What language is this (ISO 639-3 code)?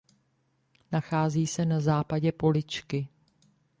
ces